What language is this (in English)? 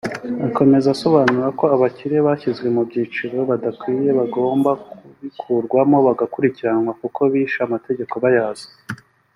Kinyarwanda